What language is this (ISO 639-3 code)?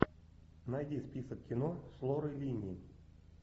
rus